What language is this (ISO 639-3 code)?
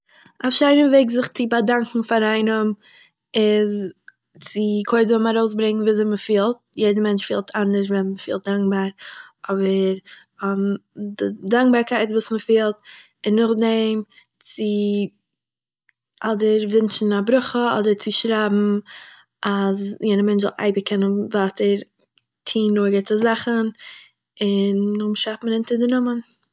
yid